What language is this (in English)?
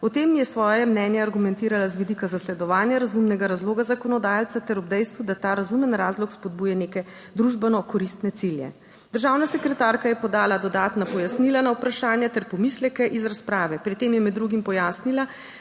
Slovenian